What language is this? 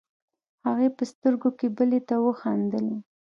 Pashto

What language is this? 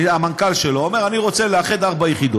Hebrew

